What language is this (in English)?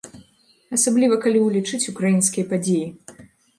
Belarusian